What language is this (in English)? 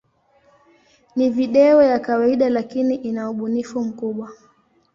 Swahili